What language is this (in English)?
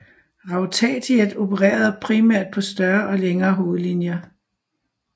Danish